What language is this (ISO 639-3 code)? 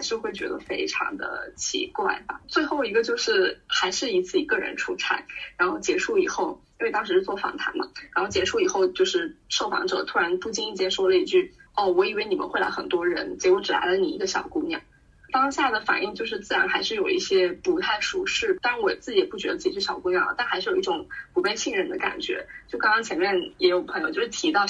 zho